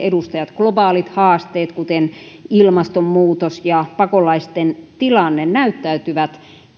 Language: Finnish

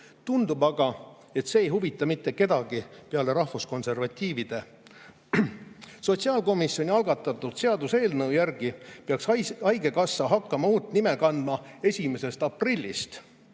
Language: Estonian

